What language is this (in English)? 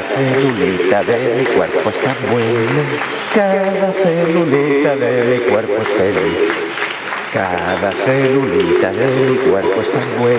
Spanish